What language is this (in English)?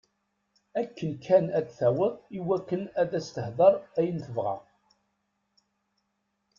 Kabyle